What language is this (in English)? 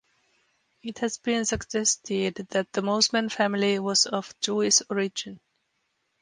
English